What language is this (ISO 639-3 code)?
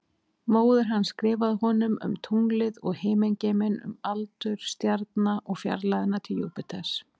isl